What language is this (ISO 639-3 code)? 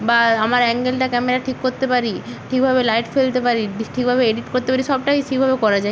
ben